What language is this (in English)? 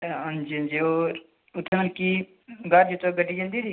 Dogri